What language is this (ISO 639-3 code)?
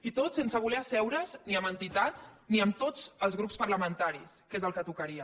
cat